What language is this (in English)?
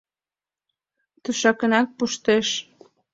Mari